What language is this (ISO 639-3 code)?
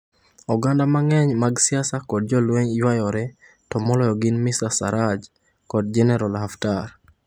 luo